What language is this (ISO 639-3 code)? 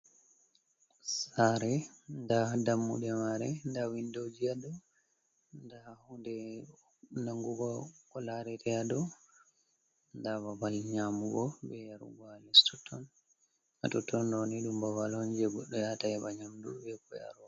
ful